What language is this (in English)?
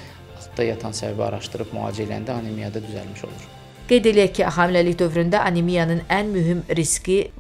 Turkish